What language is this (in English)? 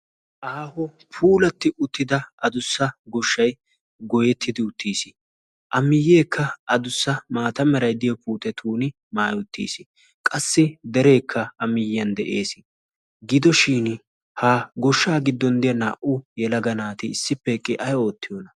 Wolaytta